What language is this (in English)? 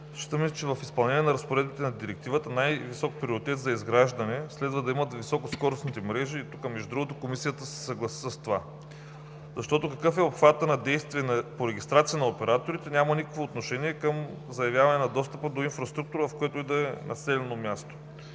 Bulgarian